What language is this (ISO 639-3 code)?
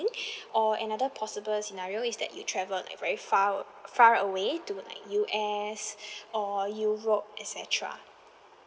eng